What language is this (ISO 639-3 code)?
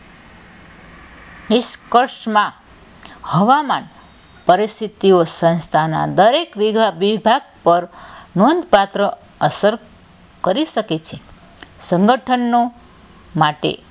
guj